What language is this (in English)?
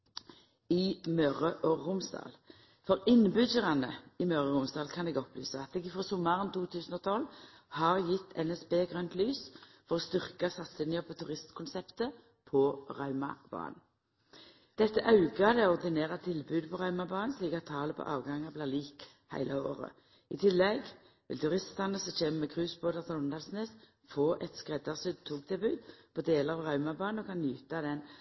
Norwegian Nynorsk